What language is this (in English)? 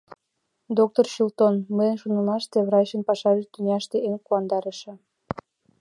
Mari